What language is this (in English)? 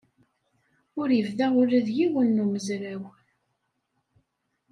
Kabyle